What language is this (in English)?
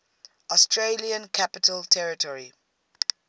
English